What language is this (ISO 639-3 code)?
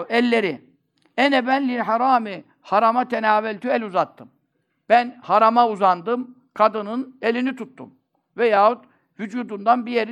tur